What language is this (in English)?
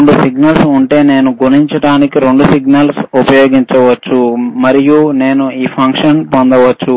Telugu